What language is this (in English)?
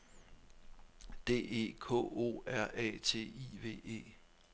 Danish